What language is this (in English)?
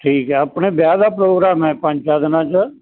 Punjabi